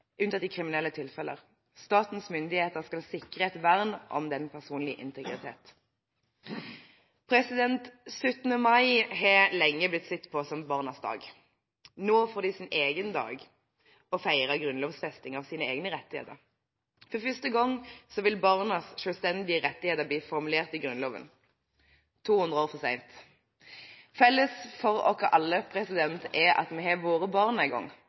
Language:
Norwegian Bokmål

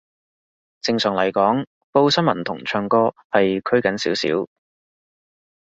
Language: Cantonese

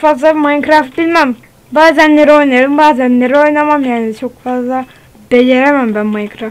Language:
Turkish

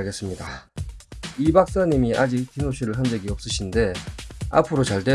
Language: Korean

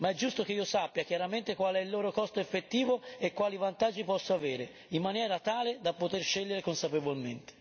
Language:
Italian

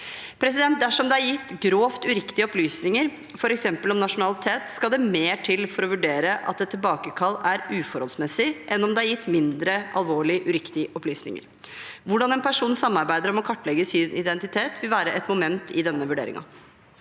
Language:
Norwegian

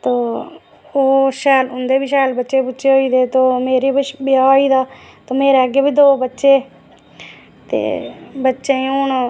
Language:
Dogri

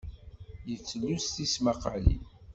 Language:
Kabyle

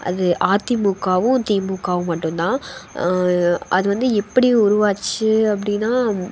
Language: Tamil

